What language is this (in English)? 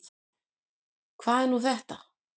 Icelandic